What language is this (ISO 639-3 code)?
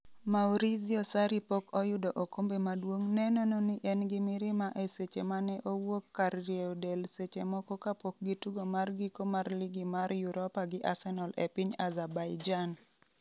luo